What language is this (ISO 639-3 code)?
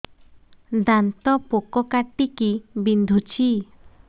ori